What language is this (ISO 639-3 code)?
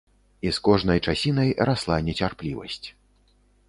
bel